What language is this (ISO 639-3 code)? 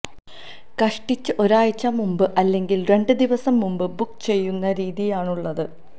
mal